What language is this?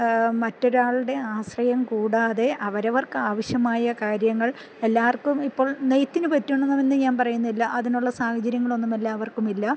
Malayalam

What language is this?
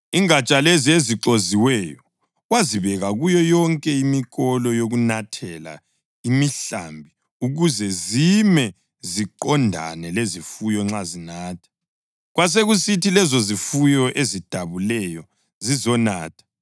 North Ndebele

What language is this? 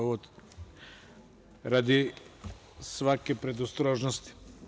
Serbian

